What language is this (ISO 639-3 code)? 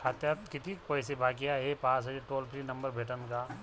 mar